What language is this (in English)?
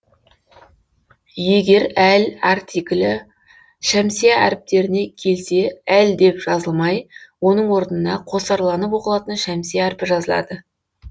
Kazakh